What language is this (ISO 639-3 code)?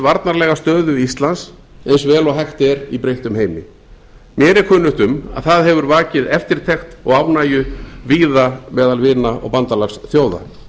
isl